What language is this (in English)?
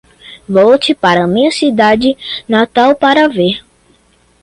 Portuguese